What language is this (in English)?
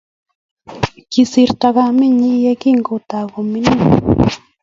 Kalenjin